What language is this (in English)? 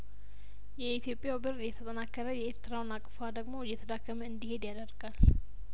Amharic